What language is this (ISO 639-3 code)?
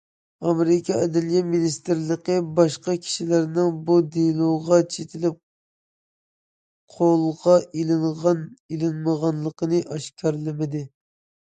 uig